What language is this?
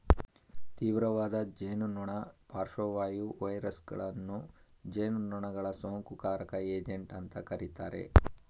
Kannada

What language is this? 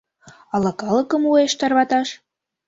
Mari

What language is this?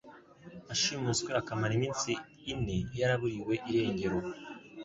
Kinyarwanda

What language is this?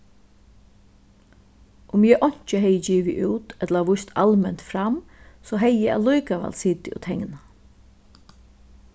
Faroese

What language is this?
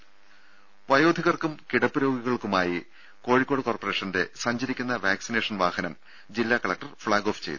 Malayalam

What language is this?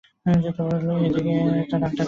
Bangla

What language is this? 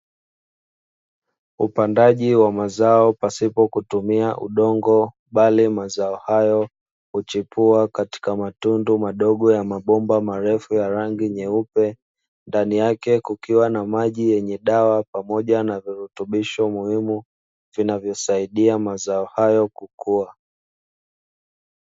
Swahili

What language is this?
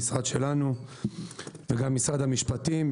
Hebrew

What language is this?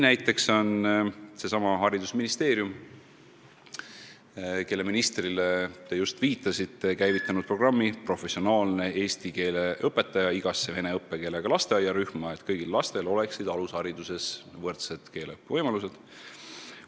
Estonian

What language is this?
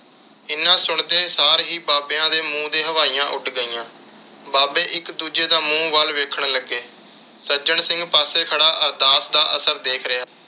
Punjabi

